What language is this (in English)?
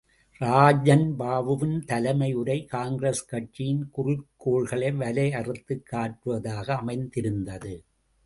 Tamil